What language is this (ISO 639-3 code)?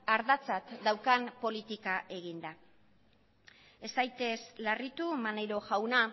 eus